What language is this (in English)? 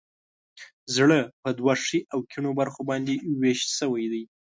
Pashto